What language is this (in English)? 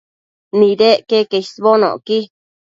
Matsés